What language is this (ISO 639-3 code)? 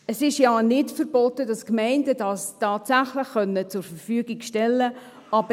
gsw